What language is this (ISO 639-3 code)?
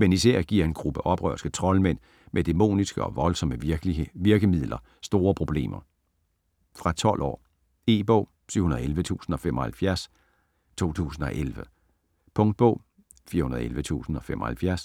dan